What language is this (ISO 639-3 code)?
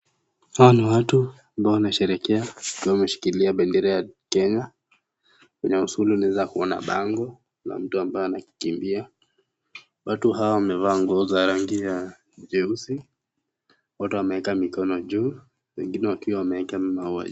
swa